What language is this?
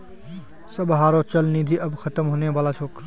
Magahi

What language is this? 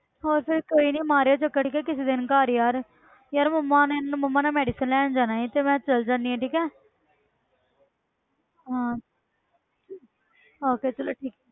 Punjabi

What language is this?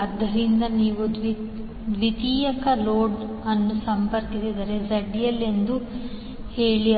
Kannada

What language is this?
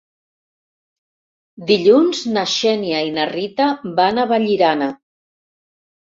Catalan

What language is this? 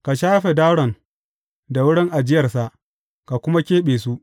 Hausa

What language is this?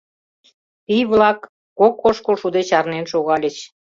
Mari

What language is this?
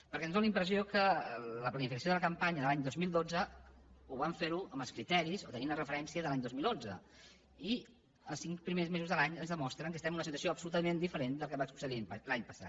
Catalan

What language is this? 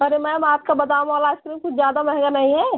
Hindi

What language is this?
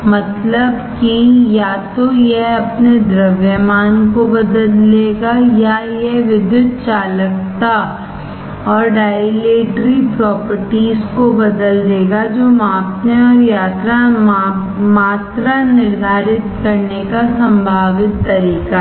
Hindi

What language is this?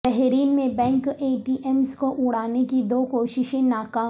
Urdu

